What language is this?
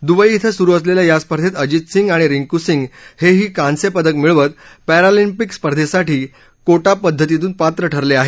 Marathi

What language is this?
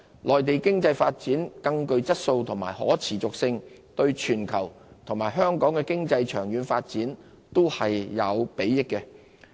Cantonese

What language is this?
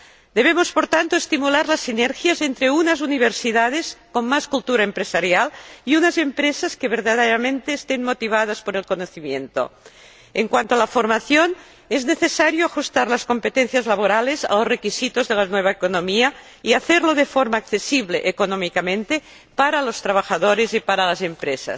Spanish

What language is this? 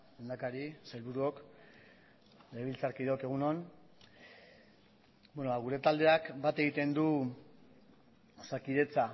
Basque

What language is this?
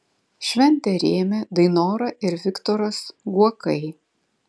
Lithuanian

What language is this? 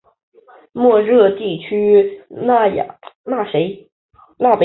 Chinese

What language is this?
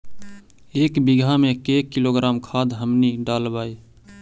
Magahi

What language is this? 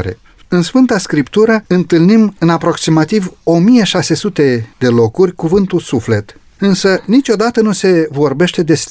Romanian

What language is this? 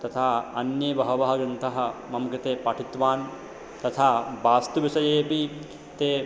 Sanskrit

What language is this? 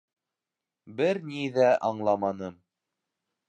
Bashkir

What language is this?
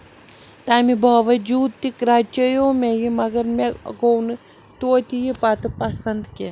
Kashmiri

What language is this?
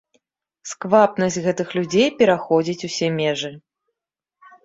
Belarusian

